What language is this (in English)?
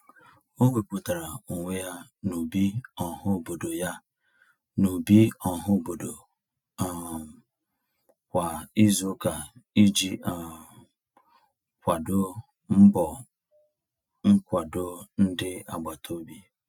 Igbo